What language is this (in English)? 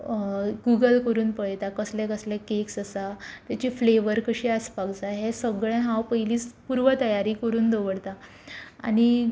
Konkani